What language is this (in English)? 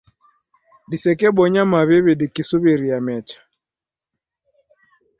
Taita